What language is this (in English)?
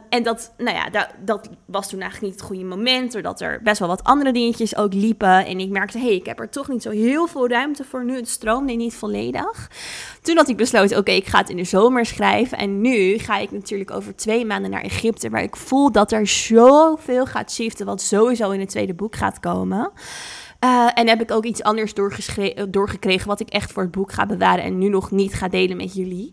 Dutch